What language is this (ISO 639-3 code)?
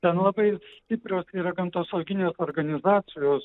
lit